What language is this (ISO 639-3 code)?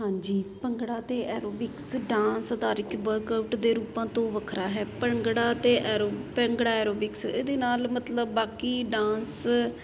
pan